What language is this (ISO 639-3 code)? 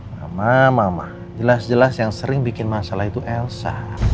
ind